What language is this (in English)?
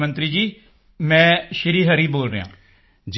Punjabi